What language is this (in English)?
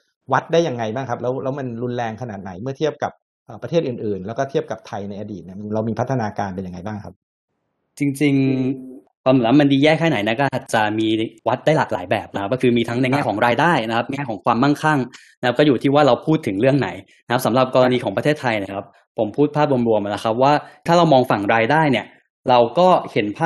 Thai